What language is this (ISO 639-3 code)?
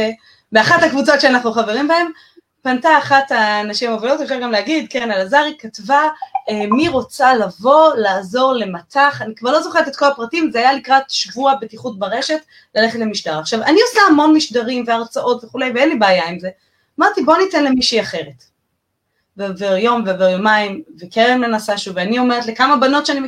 heb